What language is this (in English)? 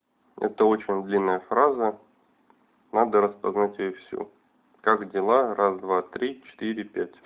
Russian